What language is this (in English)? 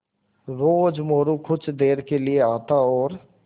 Hindi